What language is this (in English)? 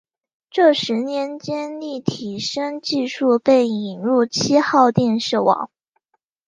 Chinese